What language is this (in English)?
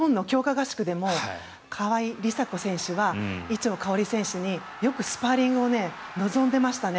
Japanese